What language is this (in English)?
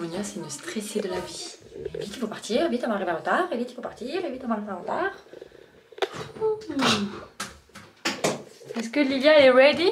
French